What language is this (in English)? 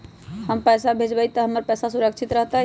Magahi